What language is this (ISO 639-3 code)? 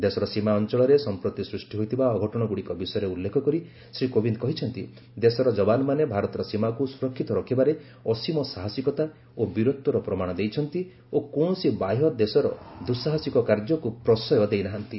ori